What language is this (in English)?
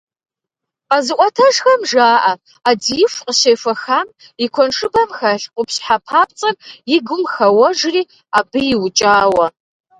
Kabardian